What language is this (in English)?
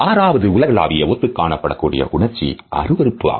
Tamil